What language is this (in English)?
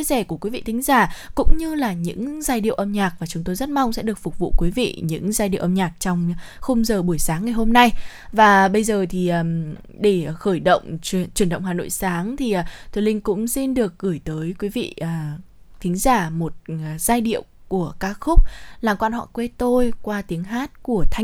Vietnamese